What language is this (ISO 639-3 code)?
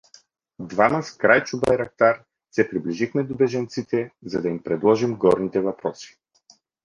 bul